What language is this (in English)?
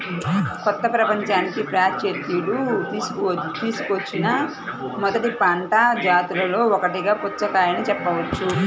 Telugu